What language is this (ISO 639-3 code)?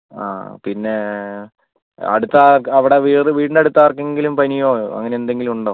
mal